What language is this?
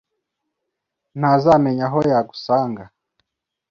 Kinyarwanda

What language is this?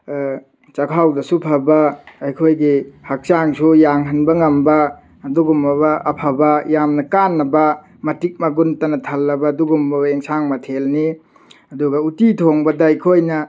Manipuri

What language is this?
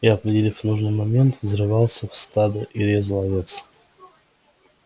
Russian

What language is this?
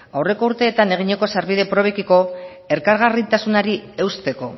Basque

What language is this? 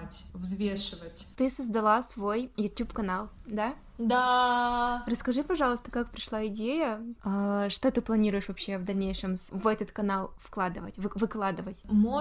Russian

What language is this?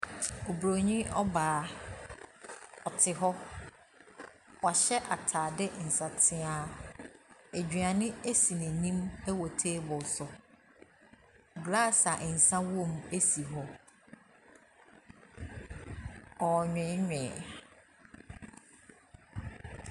Akan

